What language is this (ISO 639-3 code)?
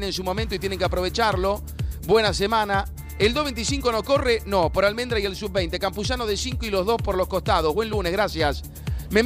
spa